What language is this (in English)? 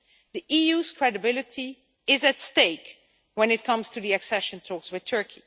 English